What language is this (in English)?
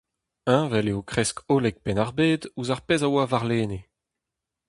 Breton